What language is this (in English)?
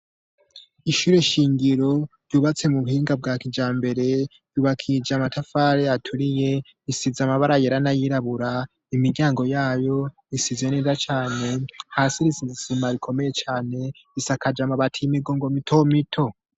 Rundi